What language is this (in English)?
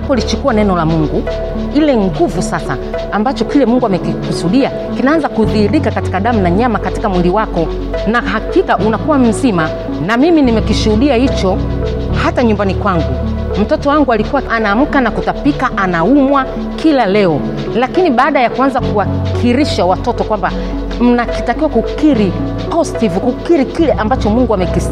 Swahili